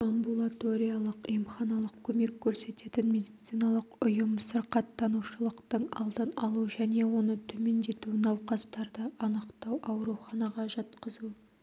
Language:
Kazakh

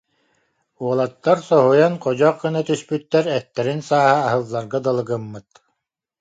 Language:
Yakut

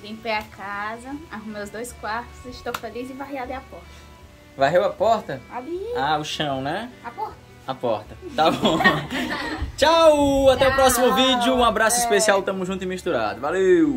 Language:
Portuguese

